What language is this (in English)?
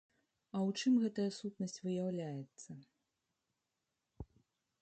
Belarusian